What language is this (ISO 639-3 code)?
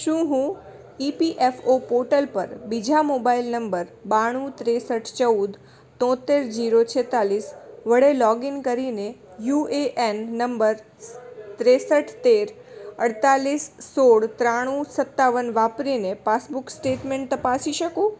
guj